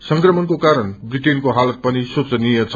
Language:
Nepali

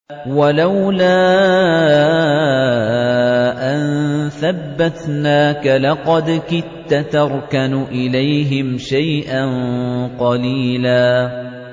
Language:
Arabic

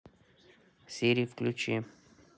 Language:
Russian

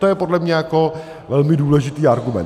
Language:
Czech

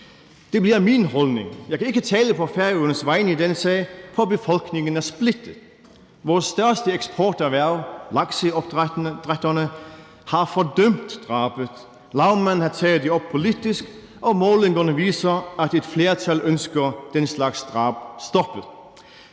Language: Danish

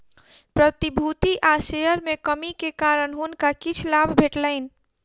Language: Maithili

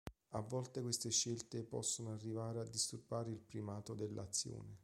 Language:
Italian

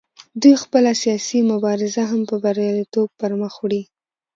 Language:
Pashto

